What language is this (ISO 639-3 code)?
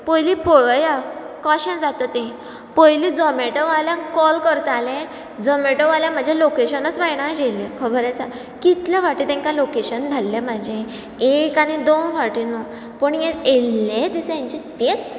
kok